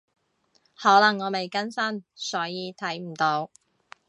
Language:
Cantonese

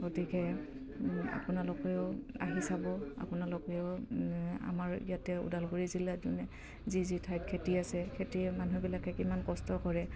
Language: Assamese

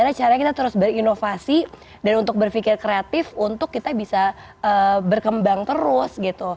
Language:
Indonesian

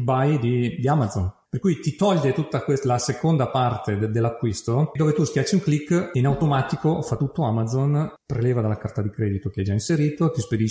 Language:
Italian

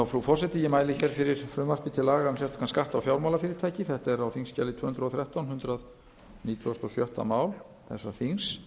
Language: Icelandic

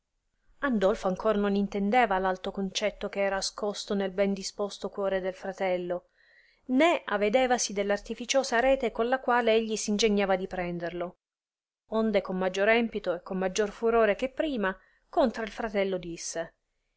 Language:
Italian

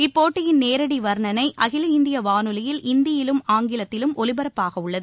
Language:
Tamil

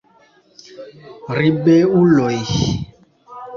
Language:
Esperanto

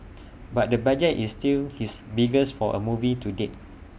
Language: English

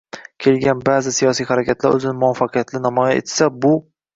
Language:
Uzbek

